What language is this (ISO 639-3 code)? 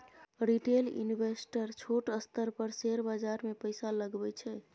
mai